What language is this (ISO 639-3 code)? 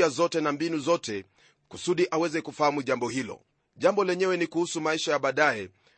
swa